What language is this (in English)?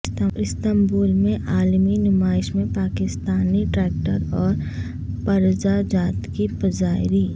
Urdu